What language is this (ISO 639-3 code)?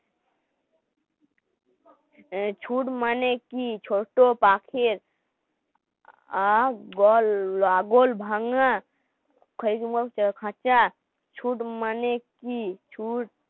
ben